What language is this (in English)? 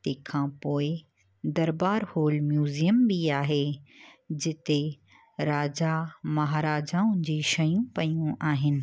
Sindhi